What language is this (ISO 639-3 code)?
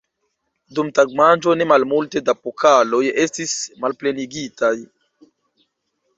epo